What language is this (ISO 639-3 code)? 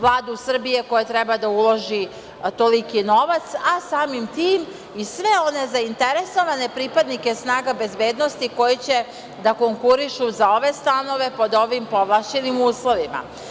srp